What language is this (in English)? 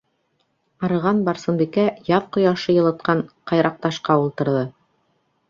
Bashkir